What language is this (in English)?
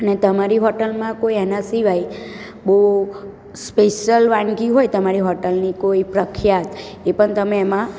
Gujarati